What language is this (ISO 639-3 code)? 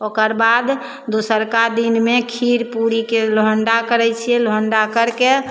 mai